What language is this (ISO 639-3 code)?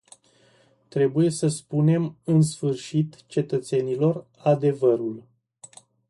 ron